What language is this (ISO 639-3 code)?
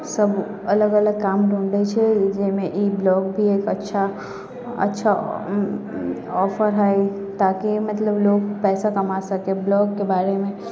mai